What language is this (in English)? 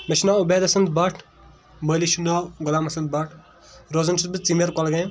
Kashmiri